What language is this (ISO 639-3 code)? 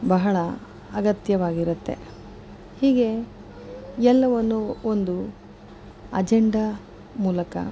kan